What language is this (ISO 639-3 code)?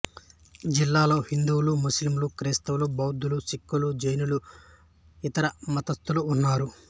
tel